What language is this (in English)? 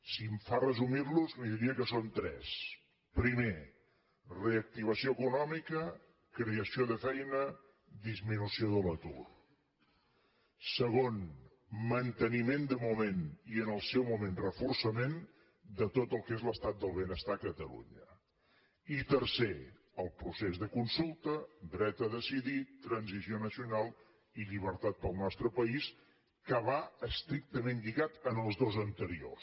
Catalan